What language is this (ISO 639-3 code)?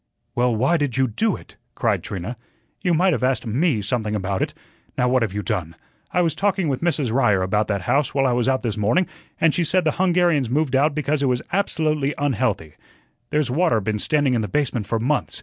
eng